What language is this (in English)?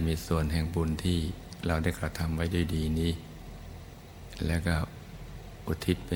Thai